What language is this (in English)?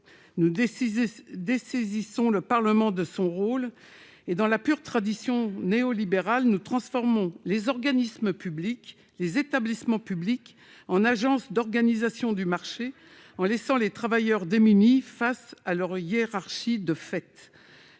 French